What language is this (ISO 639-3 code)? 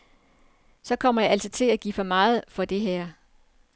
dan